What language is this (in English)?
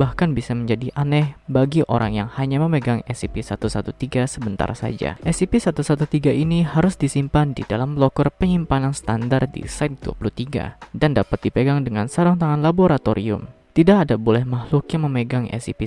Indonesian